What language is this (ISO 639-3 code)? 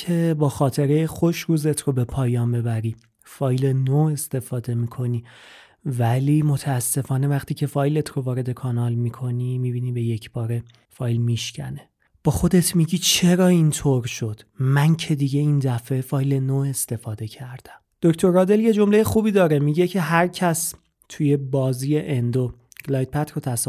fas